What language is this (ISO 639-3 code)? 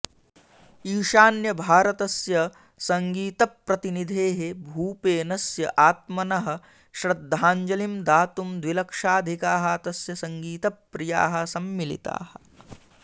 san